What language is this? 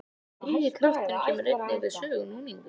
Icelandic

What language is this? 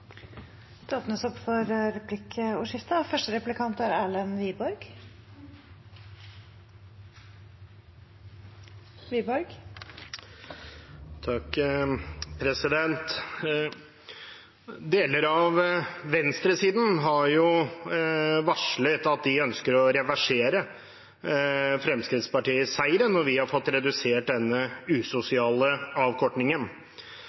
Norwegian Bokmål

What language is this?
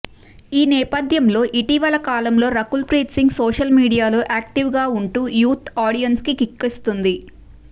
Telugu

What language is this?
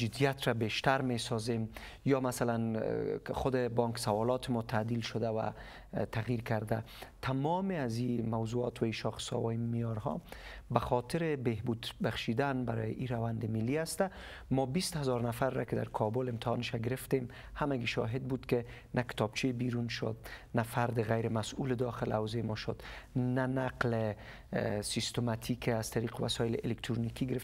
Persian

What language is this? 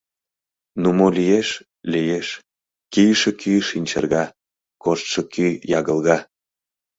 Mari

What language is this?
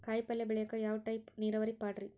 Kannada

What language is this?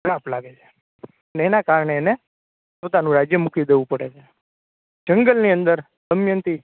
Gujarati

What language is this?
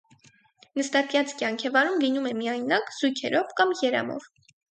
Armenian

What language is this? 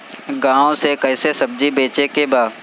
Bhojpuri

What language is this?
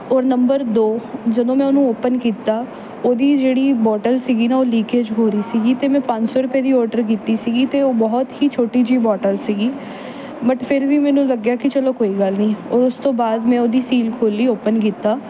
Punjabi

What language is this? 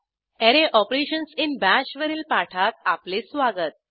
Marathi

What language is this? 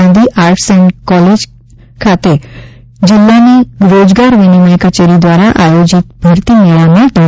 Gujarati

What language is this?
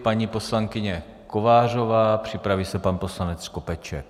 Czech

